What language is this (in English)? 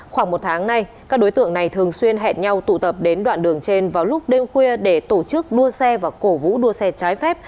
Vietnamese